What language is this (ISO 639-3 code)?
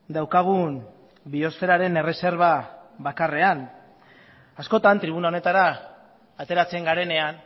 eus